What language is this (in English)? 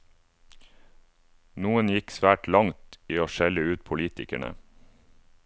Norwegian